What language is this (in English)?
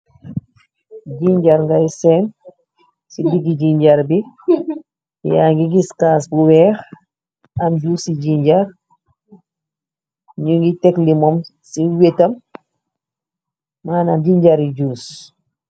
Wolof